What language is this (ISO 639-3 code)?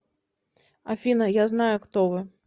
rus